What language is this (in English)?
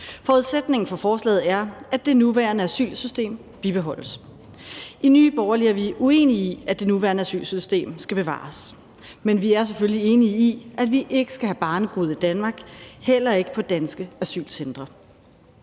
Danish